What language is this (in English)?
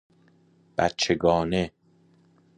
Persian